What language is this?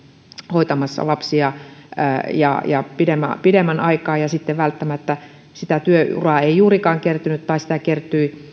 Finnish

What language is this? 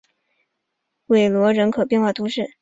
Chinese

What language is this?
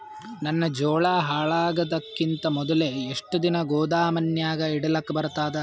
Kannada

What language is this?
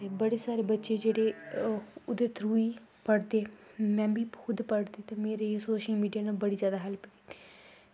Dogri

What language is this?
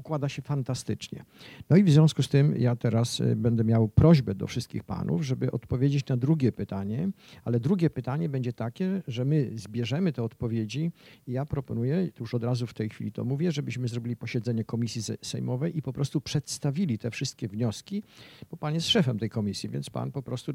Polish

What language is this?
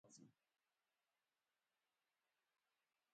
Abkhazian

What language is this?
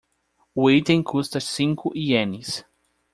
Portuguese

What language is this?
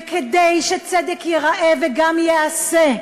Hebrew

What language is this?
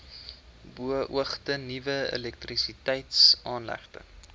Afrikaans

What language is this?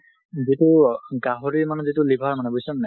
Assamese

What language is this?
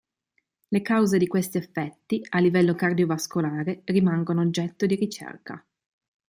Italian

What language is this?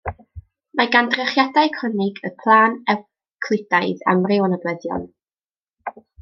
Welsh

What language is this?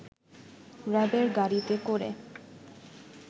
Bangla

